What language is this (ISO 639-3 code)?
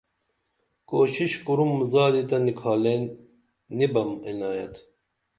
dml